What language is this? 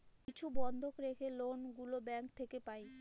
Bangla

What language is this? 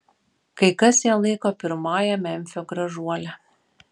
Lithuanian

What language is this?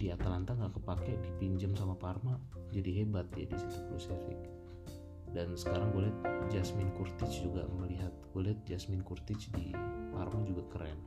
Indonesian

